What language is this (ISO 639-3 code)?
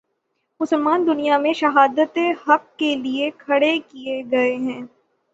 urd